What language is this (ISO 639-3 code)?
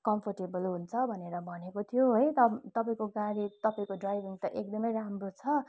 nep